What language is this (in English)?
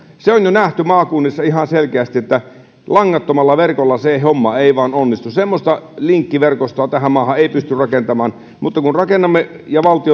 Finnish